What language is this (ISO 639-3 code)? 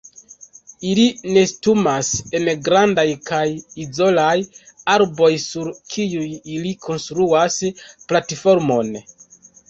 epo